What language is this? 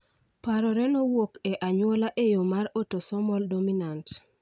Luo (Kenya and Tanzania)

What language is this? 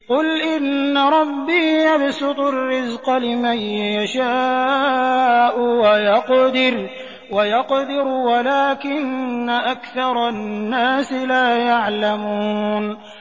Arabic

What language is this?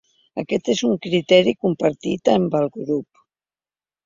Catalan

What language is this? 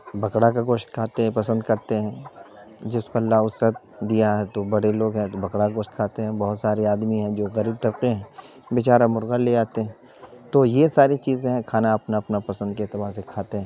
Urdu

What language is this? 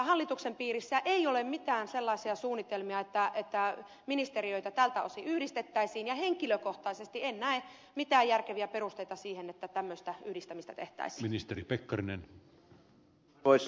Finnish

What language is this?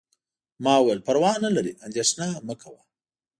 Pashto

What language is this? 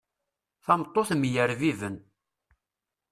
Kabyle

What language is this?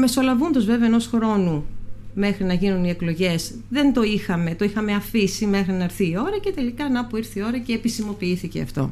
Greek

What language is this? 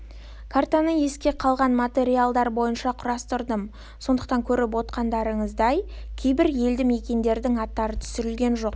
Kazakh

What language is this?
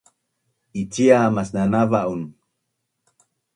Bunun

